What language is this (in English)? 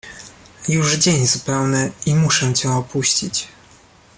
Polish